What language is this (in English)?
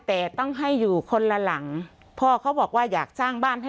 Thai